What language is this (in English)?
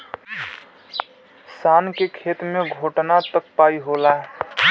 Bhojpuri